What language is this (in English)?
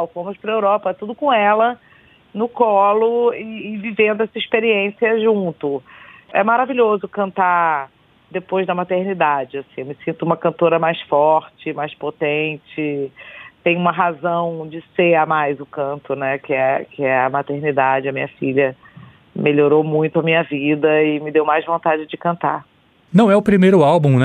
Portuguese